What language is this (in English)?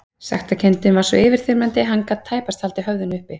Icelandic